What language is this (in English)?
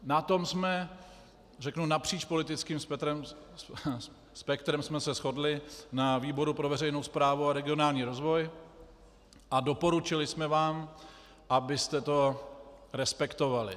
Czech